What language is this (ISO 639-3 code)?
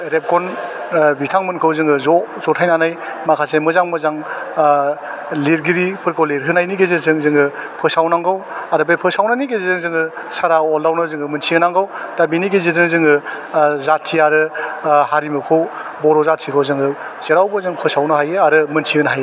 brx